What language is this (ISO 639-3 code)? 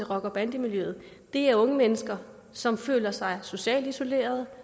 dan